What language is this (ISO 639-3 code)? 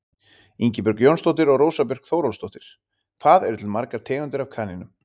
isl